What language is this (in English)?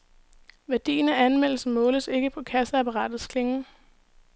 Danish